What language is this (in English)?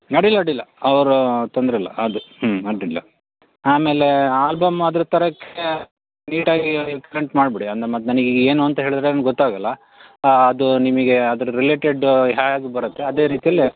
Kannada